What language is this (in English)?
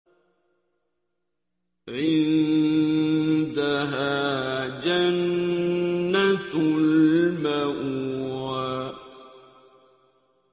Arabic